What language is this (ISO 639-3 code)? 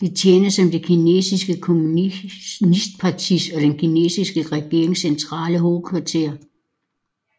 dan